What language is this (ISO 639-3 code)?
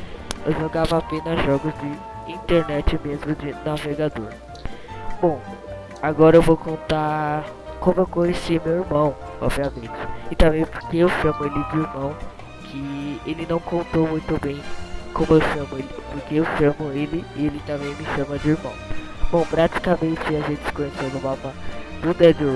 por